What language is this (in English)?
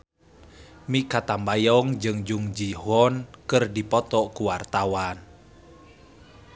Sundanese